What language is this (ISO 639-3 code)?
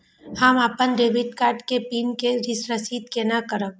mai